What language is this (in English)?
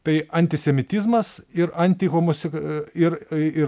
Lithuanian